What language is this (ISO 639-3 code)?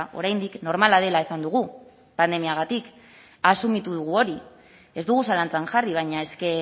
eus